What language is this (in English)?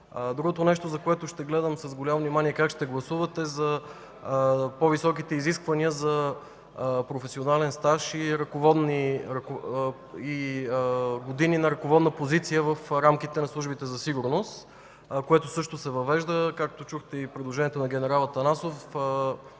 Bulgarian